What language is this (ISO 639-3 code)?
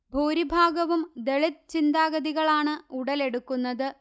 mal